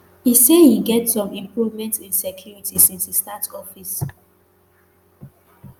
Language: Nigerian Pidgin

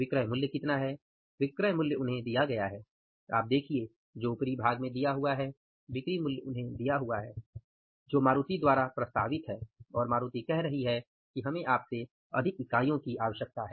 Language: Hindi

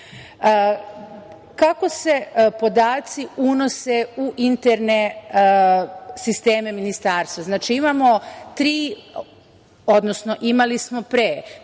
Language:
Serbian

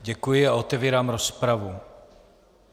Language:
Czech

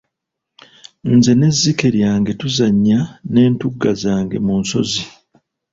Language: Ganda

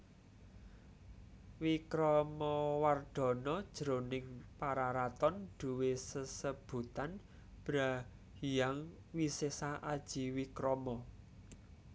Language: Javanese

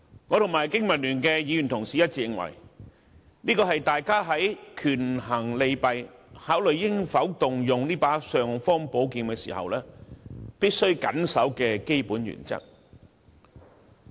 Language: Cantonese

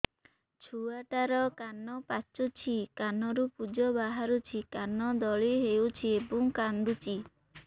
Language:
Odia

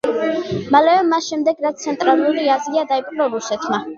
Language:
Georgian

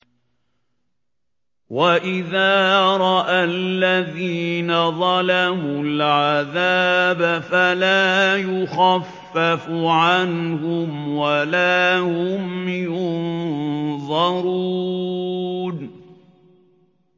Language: Arabic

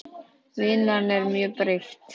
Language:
Icelandic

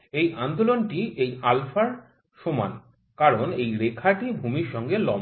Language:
Bangla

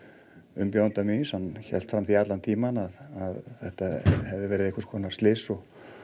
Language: Icelandic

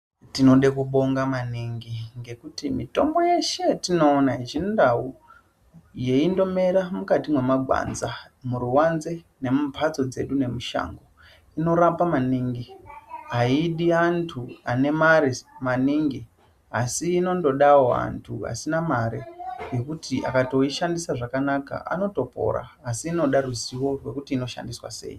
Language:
Ndau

